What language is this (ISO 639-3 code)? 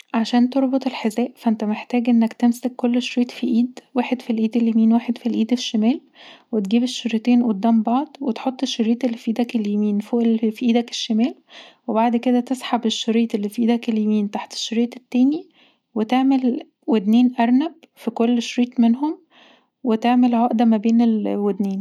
arz